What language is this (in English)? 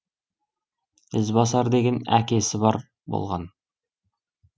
Kazakh